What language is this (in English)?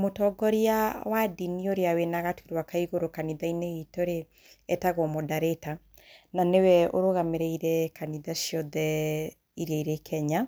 Kikuyu